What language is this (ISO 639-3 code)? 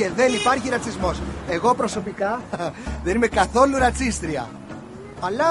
ell